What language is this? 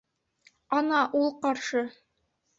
Bashkir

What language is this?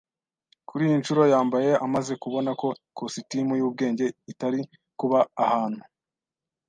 Kinyarwanda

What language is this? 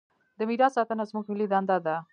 Pashto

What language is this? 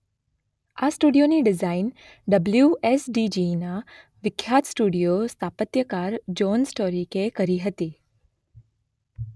Gujarati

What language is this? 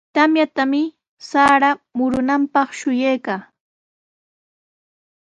Sihuas Ancash Quechua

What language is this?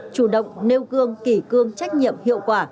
Vietnamese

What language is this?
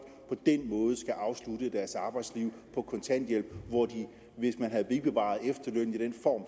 Danish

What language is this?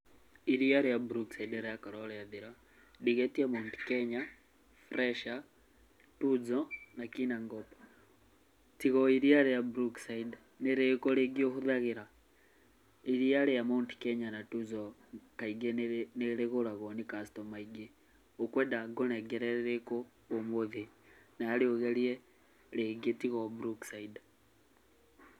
Kikuyu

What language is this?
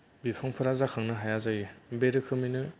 Bodo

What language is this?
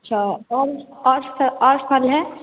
Hindi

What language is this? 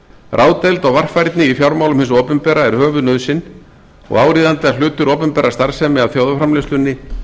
Icelandic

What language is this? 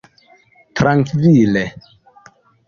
Esperanto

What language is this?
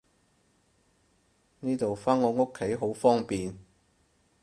Cantonese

